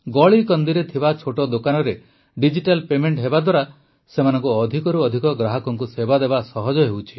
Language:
Odia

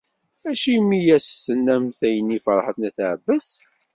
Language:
Kabyle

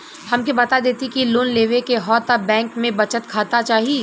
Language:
Bhojpuri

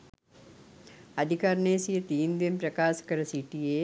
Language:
Sinhala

